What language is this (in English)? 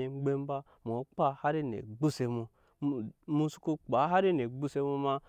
Nyankpa